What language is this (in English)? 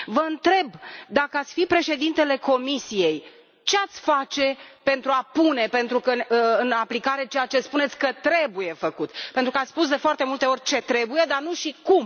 Romanian